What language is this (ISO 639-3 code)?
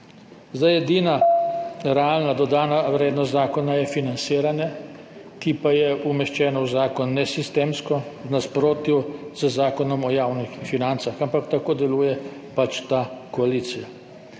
slv